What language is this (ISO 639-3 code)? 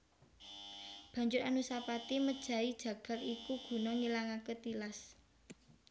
jav